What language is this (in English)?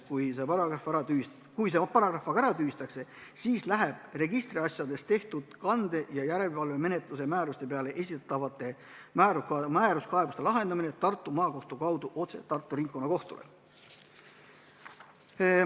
Estonian